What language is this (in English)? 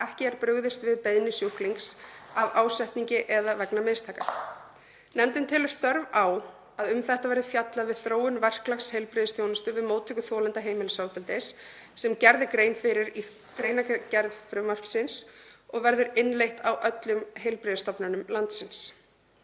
Icelandic